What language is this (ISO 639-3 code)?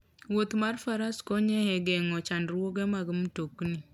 luo